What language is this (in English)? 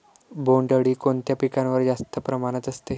Marathi